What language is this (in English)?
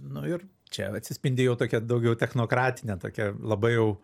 Lithuanian